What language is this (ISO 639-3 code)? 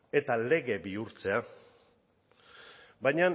eus